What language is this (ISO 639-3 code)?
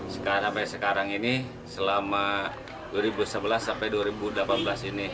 ind